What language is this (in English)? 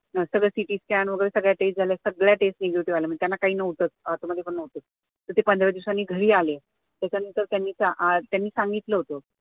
Marathi